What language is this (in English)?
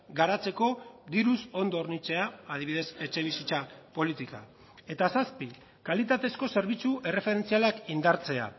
Basque